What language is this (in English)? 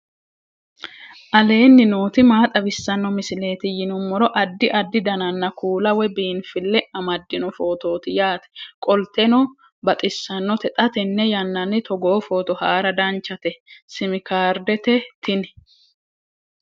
Sidamo